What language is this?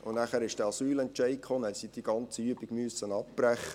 Swiss German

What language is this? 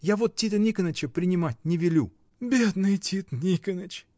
Russian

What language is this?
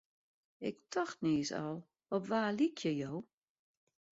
Western Frisian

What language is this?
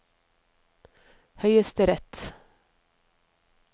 Norwegian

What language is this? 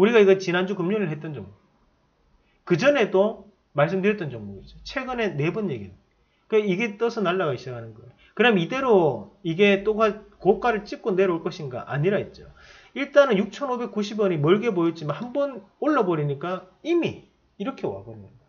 Korean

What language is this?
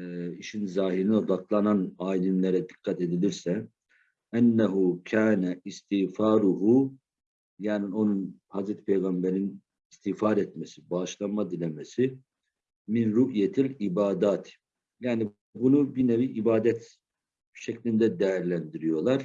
Turkish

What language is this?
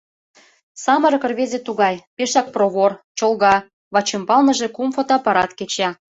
Mari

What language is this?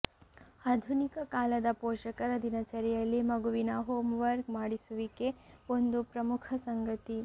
Kannada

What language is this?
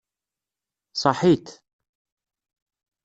Kabyle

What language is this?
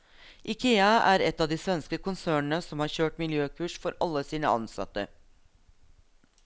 Norwegian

